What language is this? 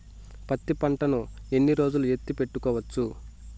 Telugu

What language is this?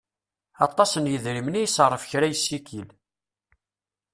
Kabyle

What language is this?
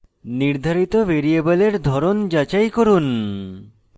Bangla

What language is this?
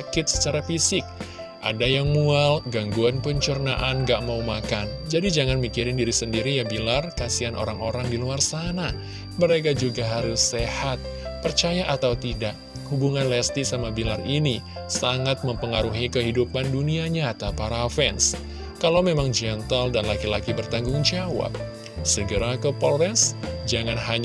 Indonesian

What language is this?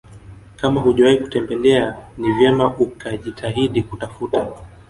Swahili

